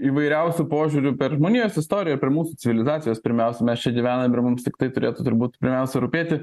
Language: Lithuanian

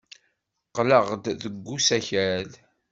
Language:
Kabyle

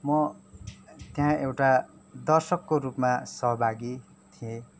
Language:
Nepali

